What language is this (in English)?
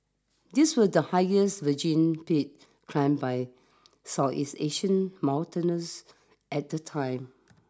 English